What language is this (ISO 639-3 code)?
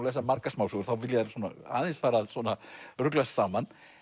isl